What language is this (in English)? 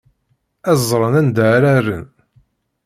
Kabyle